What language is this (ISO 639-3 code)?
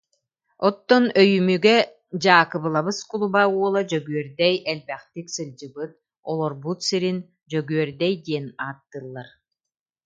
sah